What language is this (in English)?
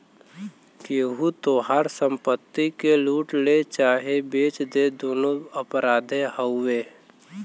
Bhojpuri